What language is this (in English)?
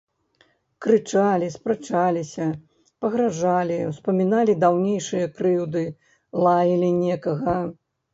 Belarusian